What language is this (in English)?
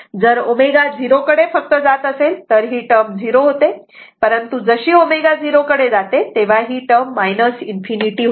Marathi